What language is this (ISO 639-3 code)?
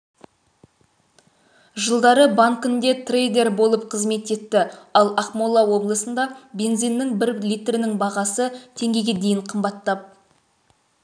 kaz